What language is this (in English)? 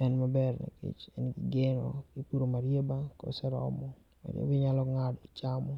Luo (Kenya and Tanzania)